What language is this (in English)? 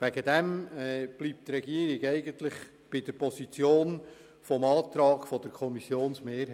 Swiss German